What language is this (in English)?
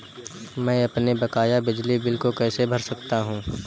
Hindi